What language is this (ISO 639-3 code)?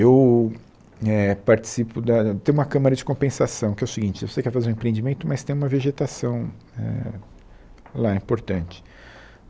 por